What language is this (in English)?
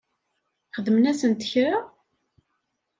Kabyle